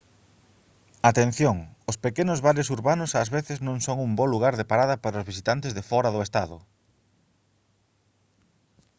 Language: Galician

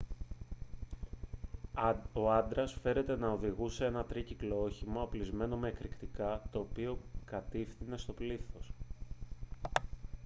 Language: Greek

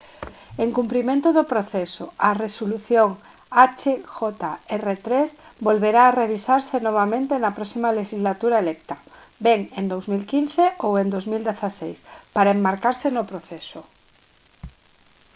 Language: Galician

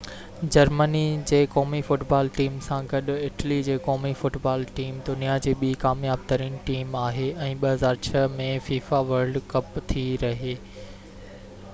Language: Sindhi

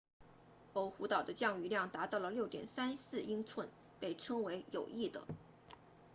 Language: Chinese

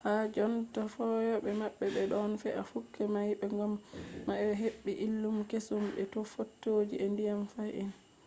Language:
Fula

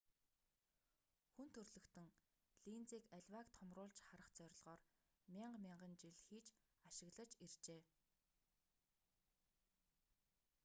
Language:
Mongolian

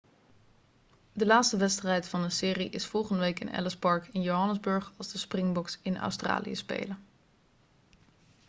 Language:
Dutch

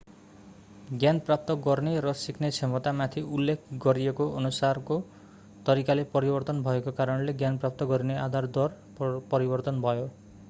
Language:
Nepali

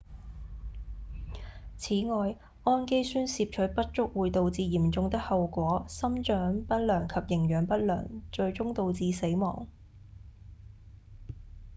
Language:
Cantonese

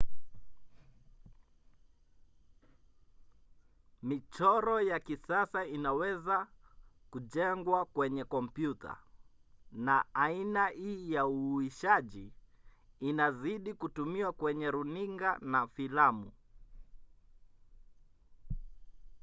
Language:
Swahili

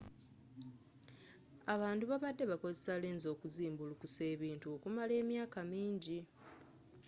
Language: Ganda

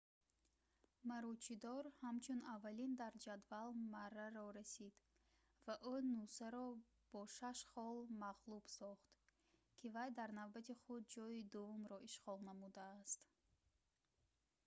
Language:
Tajik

